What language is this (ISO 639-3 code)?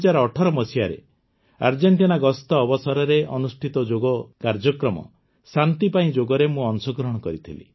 ori